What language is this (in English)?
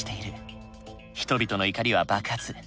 Japanese